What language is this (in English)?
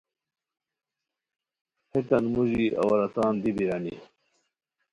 Khowar